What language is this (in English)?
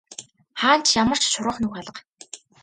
Mongolian